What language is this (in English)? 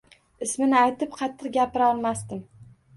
Uzbek